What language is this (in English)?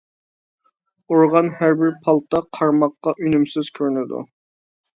Uyghur